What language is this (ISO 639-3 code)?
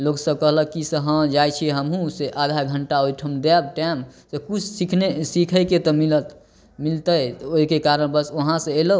mai